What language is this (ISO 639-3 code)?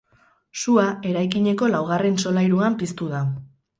eus